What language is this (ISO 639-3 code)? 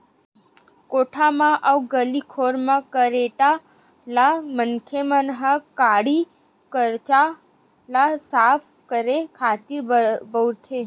hne